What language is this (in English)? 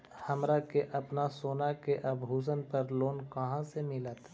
Magahi